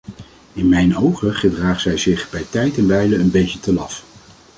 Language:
Dutch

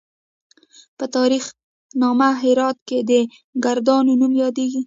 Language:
Pashto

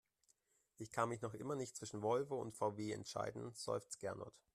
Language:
German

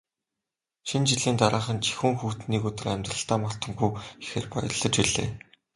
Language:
Mongolian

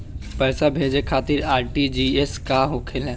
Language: Bhojpuri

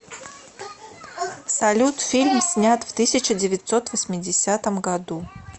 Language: Russian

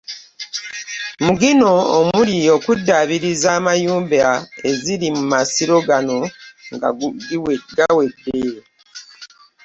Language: Ganda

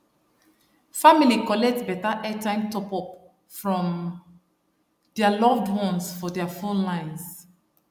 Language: Nigerian Pidgin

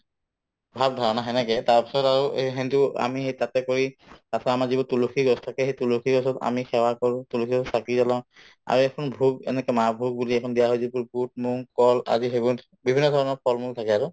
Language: Assamese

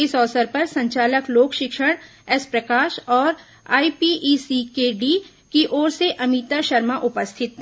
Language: Hindi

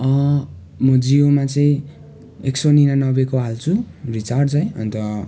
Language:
Nepali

